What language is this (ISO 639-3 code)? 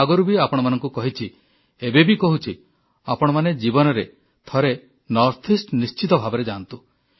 ori